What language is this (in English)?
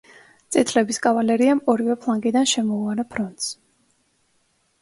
Georgian